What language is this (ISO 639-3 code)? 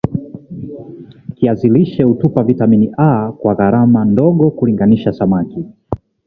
swa